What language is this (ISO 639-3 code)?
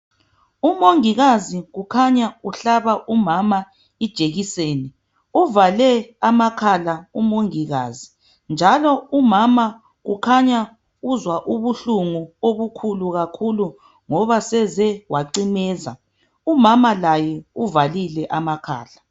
nde